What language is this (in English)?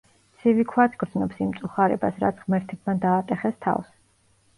Georgian